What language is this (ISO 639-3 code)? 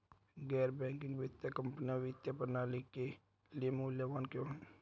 hin